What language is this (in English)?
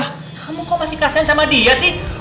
Indonesian